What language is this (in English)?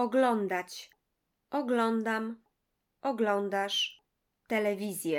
Polish